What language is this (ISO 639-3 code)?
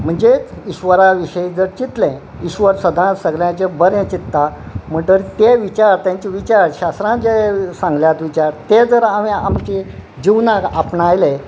kok